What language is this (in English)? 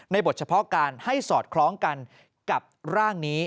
Thai